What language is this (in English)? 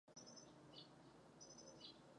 Czech